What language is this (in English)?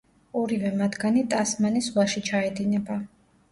Georgian